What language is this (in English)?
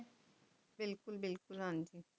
Punjabi